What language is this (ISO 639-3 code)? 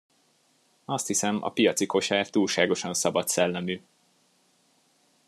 hun